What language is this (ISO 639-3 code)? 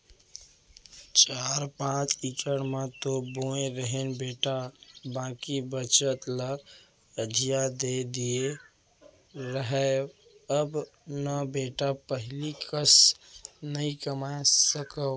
hne